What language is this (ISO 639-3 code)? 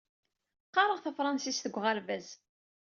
kab